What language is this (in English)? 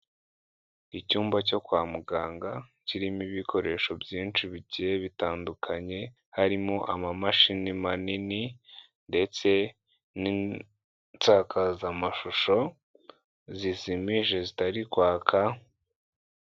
Kinyarwanda